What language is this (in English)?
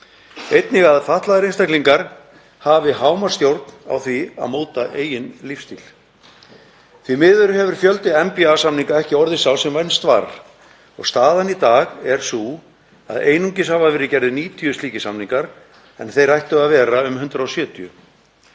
Icelandic